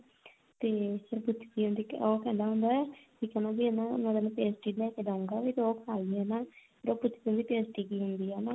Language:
Punjabi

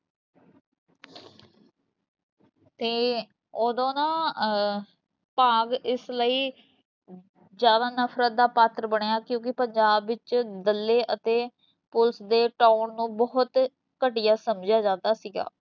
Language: Punjabi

